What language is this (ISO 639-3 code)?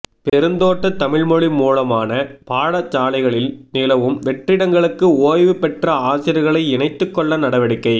tam